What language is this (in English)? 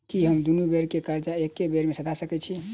Maithili